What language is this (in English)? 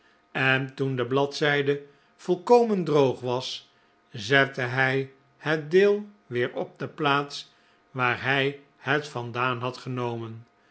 Dutch